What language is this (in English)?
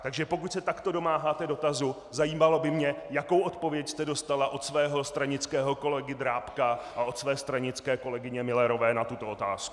Czech